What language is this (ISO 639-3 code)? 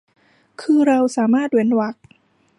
tha